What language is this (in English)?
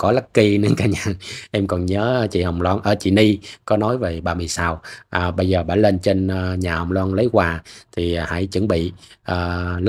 Vietnamese